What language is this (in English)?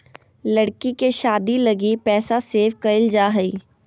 Magahi